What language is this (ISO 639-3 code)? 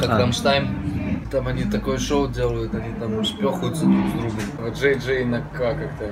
rus